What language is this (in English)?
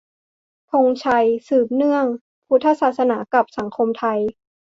Thai